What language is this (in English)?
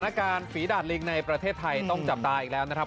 Thai